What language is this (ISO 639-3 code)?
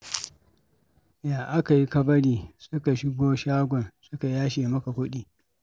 hau